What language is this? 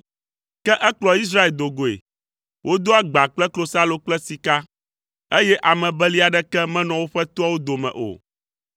Ewe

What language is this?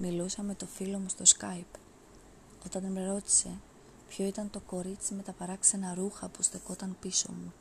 Greek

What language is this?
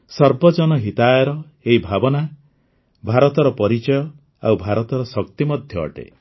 Odia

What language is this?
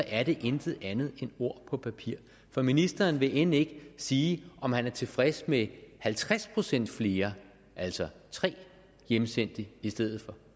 Danish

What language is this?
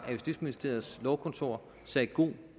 Danish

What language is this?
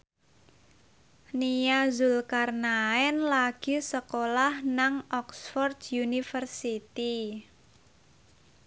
Javanese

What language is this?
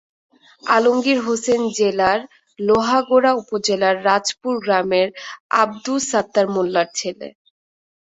Bangla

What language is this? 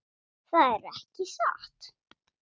Icelandic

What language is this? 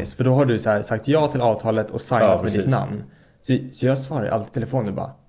Swedish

